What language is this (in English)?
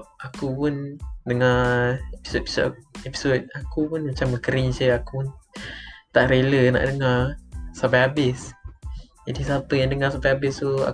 Malay